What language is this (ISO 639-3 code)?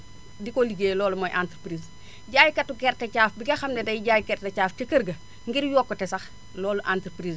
wol